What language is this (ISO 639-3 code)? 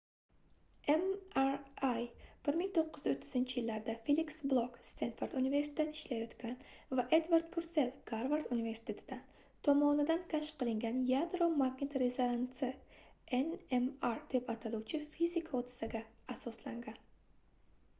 uzb